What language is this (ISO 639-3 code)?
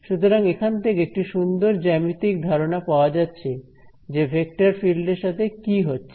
ben